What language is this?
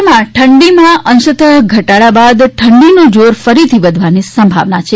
Gujarati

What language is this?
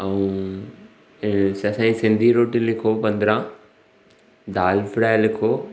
Sindhi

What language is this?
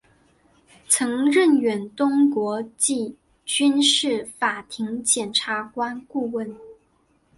Chinese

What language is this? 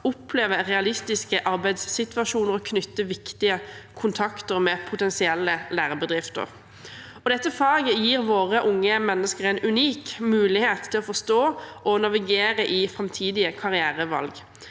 Norwegian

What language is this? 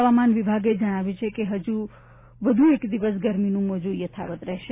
Gujarati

